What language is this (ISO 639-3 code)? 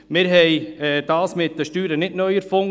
gsw